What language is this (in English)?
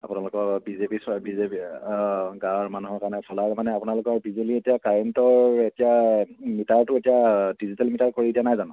Assamese